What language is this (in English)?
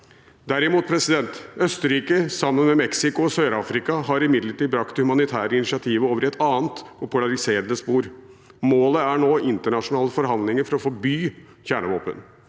Norwegian